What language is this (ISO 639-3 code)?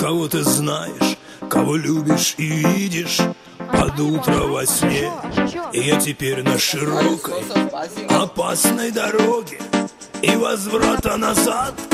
rus